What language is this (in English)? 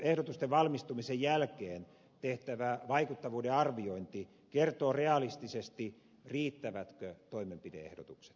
Finnish